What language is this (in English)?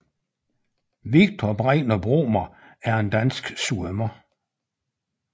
Danish